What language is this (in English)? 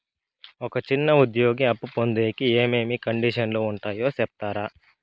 Telugu